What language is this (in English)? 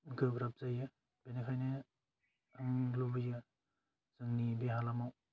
Bodo